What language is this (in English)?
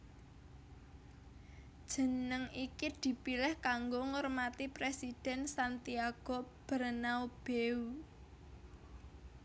Javanese